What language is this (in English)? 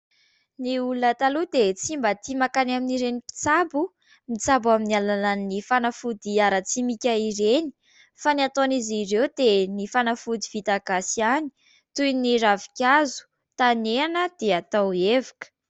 Malagasy